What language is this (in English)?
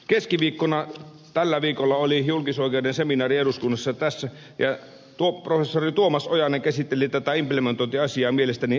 Finnish